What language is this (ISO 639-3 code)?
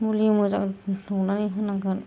brx